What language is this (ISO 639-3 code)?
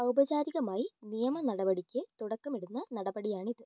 mal